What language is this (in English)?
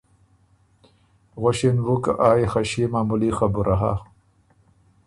Ormuri